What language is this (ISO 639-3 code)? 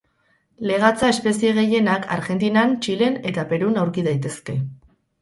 eus